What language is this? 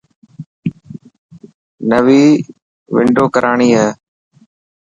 Dhatki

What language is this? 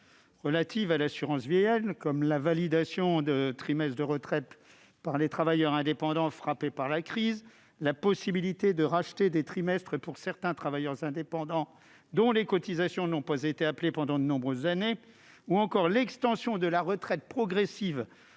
French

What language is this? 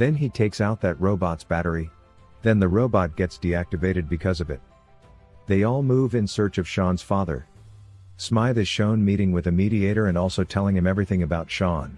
English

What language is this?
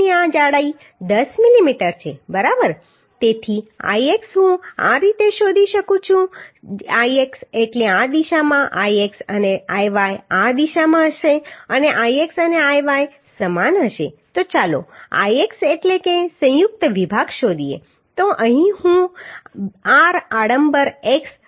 Gujarati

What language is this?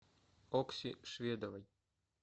Russian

